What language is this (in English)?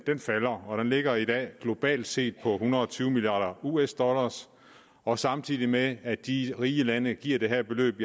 Danish